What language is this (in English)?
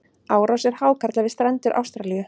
Icelandic